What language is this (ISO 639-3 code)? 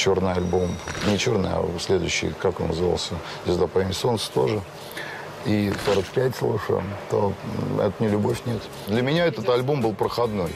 rus